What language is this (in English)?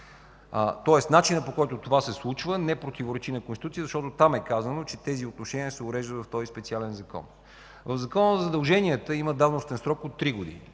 Bulgarian